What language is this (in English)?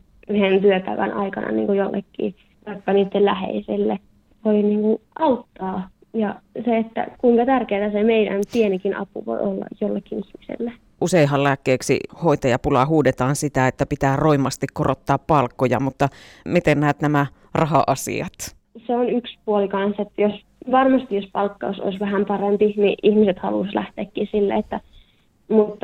Finnish